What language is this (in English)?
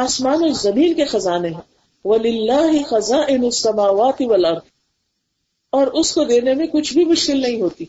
Urdu